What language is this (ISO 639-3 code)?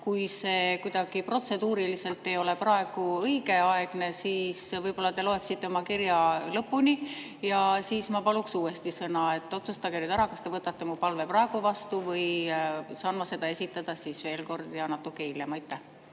est